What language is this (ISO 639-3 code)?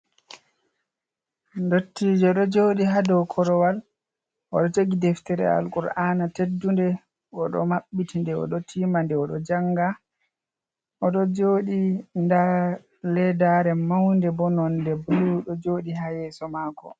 ful